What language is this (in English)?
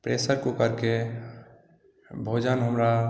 Maithili